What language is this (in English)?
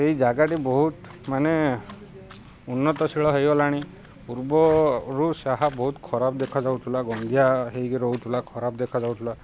Odia